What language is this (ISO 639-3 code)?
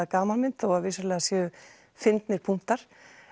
isl